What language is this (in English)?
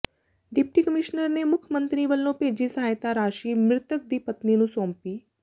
Punjabi